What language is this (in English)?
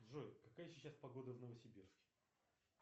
Russian